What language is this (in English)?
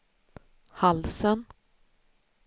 Swedish